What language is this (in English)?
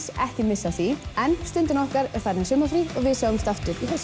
Icelandic